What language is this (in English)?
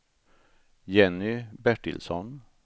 Swedish